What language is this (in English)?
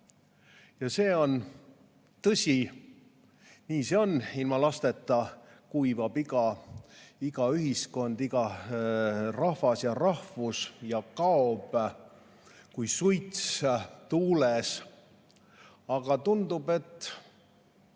Estonian